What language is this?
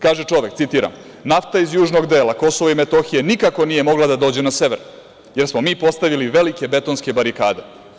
Serbian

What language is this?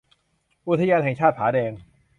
Thai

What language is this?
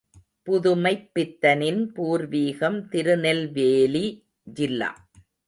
Tamil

